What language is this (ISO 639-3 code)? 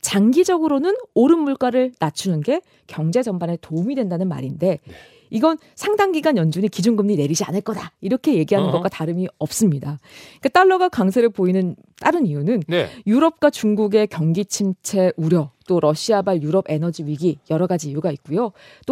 kor